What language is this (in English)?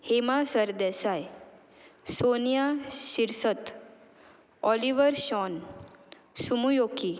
Konkani